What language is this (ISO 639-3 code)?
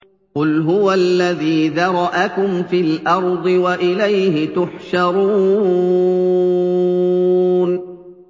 ara